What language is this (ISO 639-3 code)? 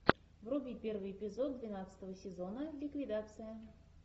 rus